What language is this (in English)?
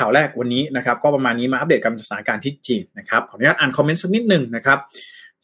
Thai